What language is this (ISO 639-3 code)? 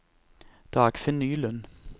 nor